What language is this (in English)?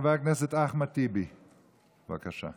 Hebrew